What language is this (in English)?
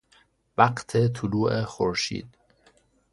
Persian